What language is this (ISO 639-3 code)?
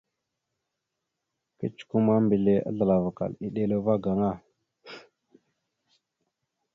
mxu